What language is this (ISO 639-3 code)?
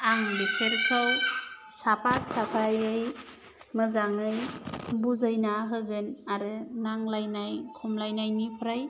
brx